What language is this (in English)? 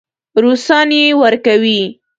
Pashto